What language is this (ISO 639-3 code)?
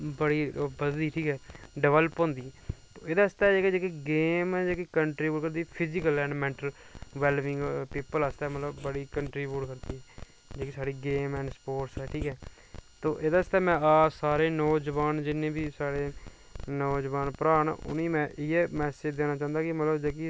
doi